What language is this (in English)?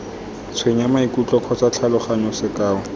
Tswana